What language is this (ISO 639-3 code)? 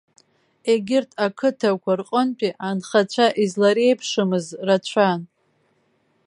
abk